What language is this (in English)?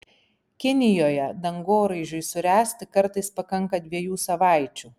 Lithuanian